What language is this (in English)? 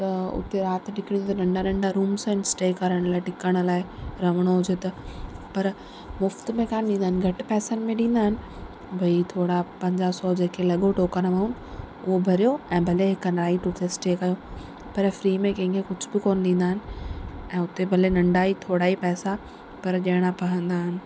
Sindhi